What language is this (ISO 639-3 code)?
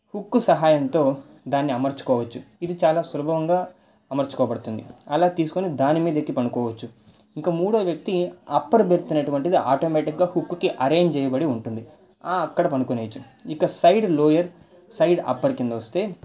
tel